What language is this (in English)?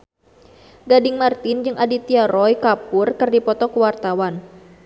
Sundanese